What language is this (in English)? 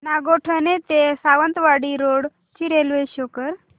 Marathi